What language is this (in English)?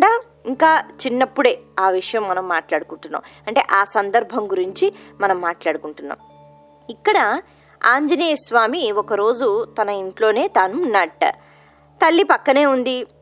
Telugu